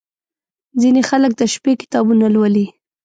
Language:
Pashto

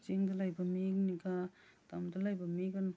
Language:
Manipuri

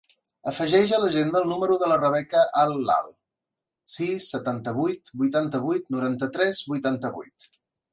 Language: Catalan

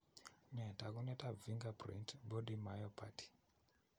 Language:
Kalenjin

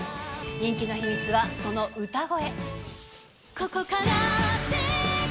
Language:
Japanese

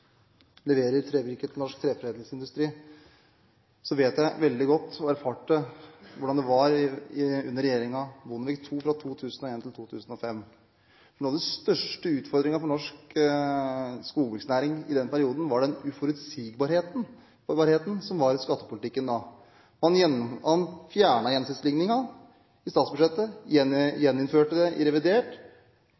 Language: Norwegian Bokmål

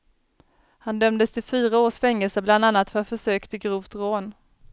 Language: Swedish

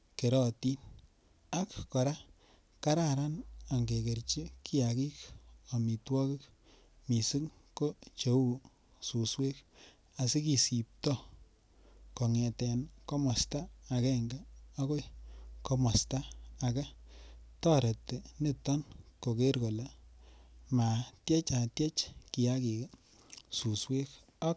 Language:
Kalenjin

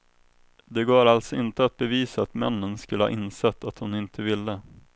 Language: Swedish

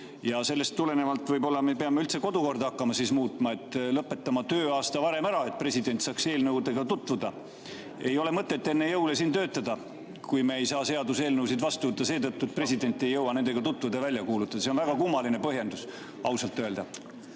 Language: Estonian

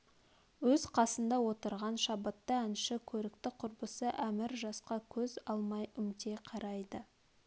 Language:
Kazakh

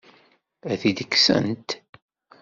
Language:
Kabyle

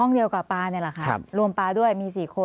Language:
Thai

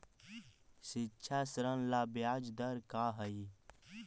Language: Magahi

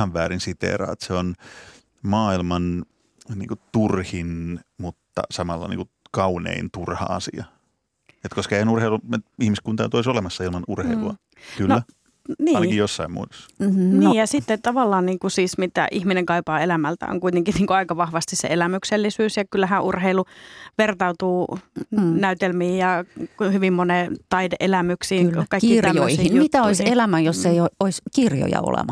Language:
Finnish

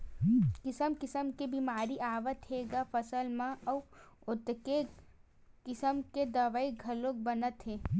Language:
Chhattisgarhi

